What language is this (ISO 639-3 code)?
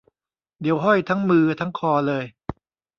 tha